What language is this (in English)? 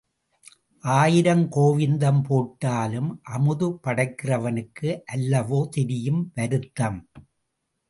Tamil